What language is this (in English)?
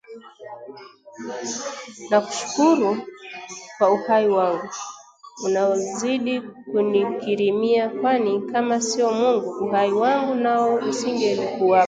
Swahili